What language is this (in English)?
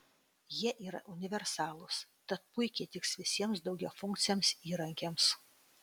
Lithuanian